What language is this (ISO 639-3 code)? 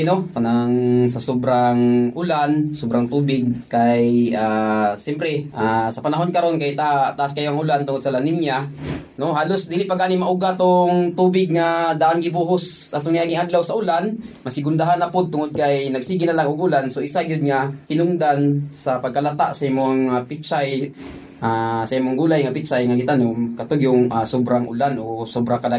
fil